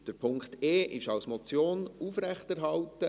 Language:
Swiss German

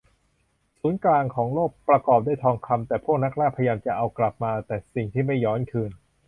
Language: Thai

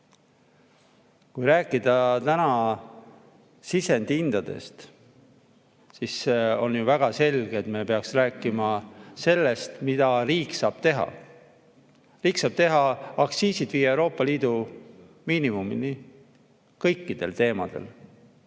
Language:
Estonian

